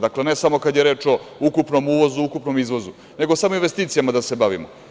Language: Serbian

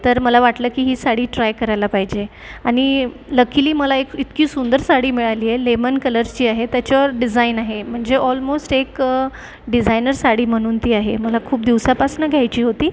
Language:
Marathi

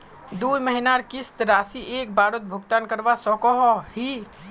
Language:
Magahi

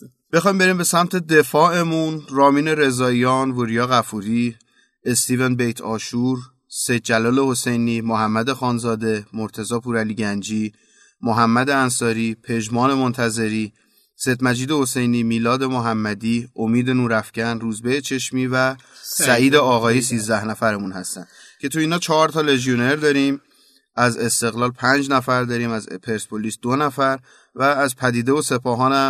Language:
Persian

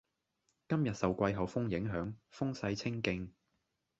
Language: Cantonese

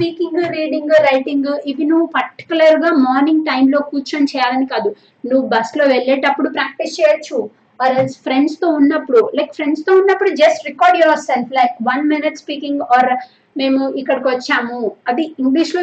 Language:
Telugu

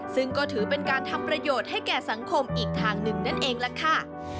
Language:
Thai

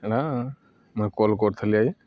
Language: Odia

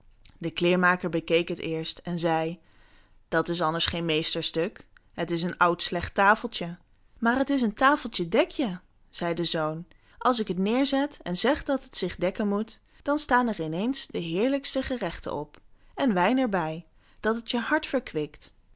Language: Dutch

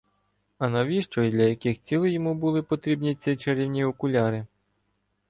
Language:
Ukrainian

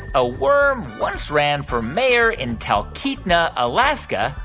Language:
English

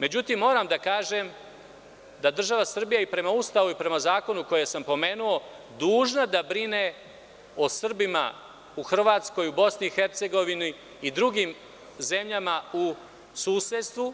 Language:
Serbian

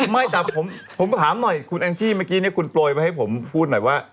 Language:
Thai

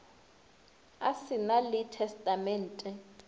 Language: Northern Sotho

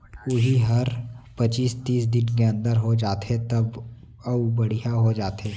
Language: Chhattisgarhi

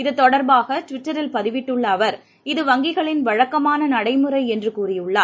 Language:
Tamil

